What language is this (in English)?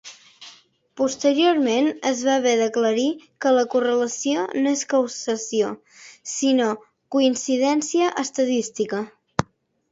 Catalan